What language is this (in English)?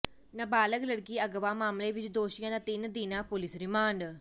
Punjabi